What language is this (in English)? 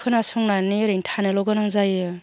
Bodo